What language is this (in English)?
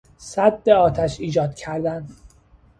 Persian